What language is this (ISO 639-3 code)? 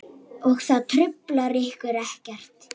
isl